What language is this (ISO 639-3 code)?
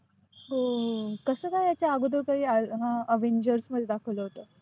mar